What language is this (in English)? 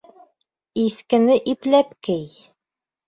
Bashkir